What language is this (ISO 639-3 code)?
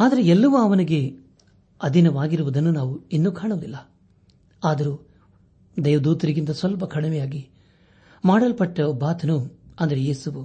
kan